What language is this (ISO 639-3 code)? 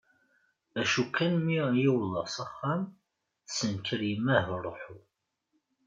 kab